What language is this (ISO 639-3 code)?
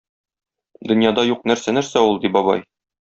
tat